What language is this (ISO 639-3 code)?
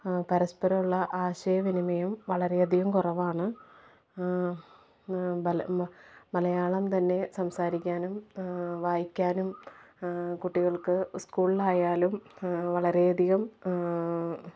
mal